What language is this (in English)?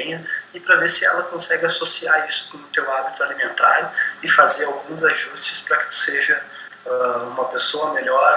Portuguese